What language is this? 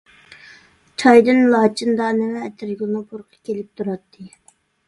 Uyghur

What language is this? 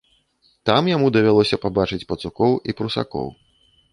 Belarusian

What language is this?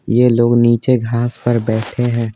Hindi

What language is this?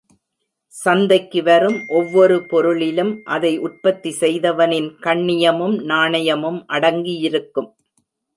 Tamil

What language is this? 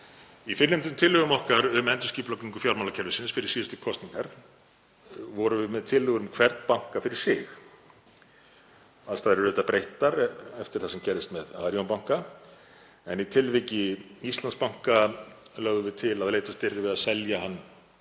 Icelandic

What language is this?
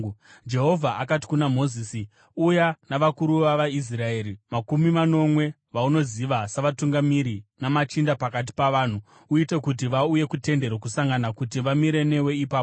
Shona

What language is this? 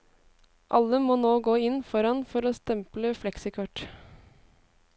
Norwegian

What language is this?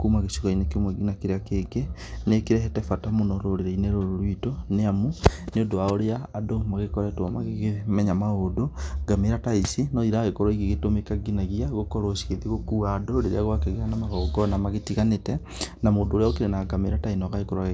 Kikuyu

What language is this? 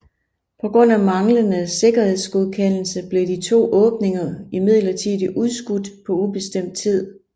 Danish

